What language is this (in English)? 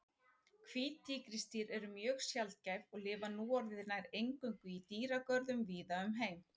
Icelandic